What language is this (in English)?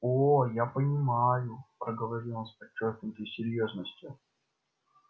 Russian